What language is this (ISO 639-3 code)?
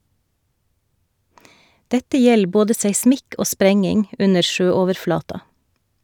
nor